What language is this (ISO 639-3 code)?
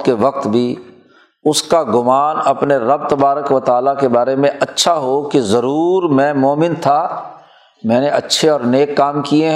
urd